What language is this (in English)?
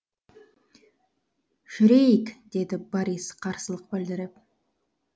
Kazakh